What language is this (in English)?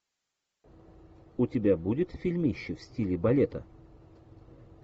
Russian